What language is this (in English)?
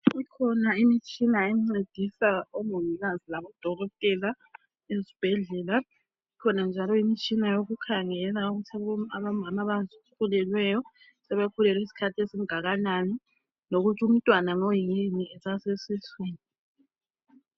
North Ndebele